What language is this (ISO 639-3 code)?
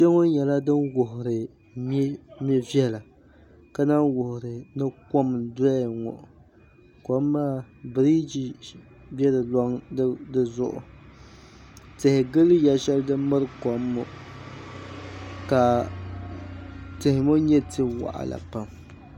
dag